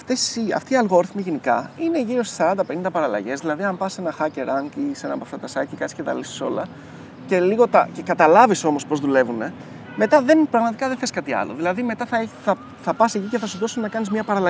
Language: Greek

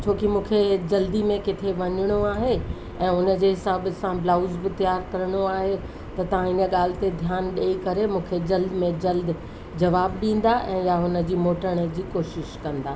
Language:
Sindhi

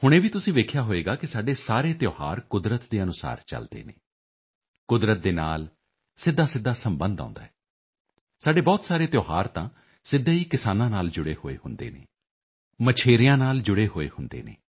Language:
Punjabi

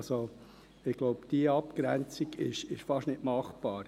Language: Swiss German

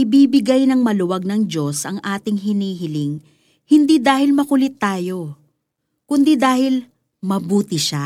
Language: Filipino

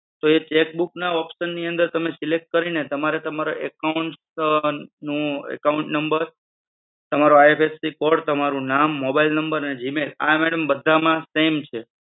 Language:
Gujarati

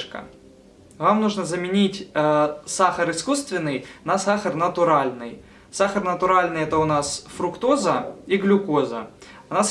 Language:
Russian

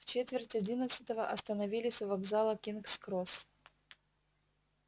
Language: Russian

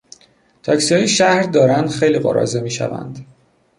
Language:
Persian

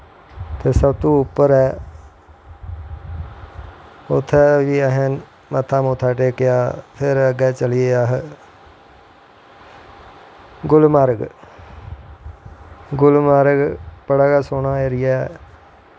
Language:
Dogri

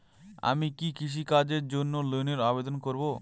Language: Bangla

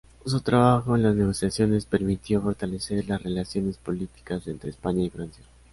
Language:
Spanish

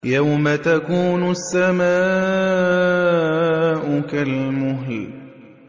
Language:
Arabic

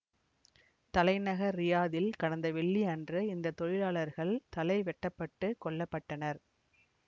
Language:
Tamil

